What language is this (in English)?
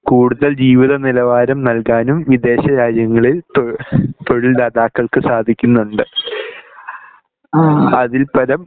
Malayalam